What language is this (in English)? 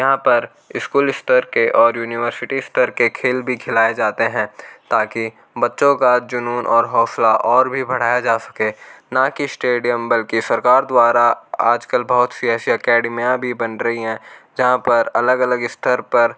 Hindi